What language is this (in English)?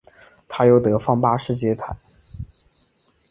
Chinese